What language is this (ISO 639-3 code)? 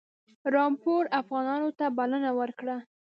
pus